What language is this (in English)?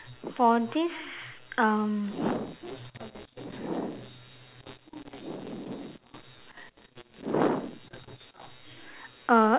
English